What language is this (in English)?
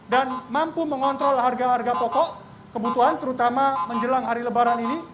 Indonesian